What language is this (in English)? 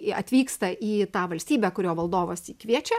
Lithuanian